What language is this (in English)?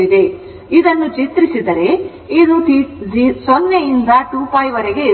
Kannada